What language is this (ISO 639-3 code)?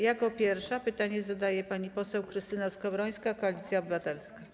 pol